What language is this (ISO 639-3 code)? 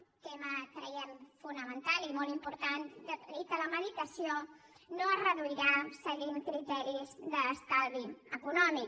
cat